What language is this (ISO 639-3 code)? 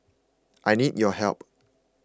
eng